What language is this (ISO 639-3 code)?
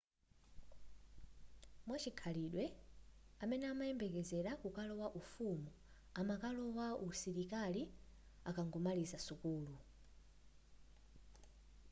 nya